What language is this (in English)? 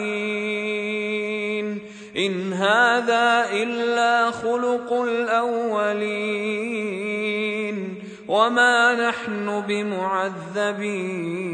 Arabic